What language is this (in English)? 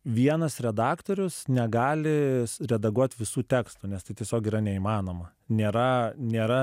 Lithuanian